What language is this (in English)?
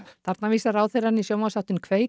Icelandic